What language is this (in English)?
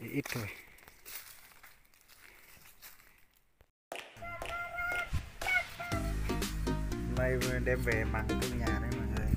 Vietnamese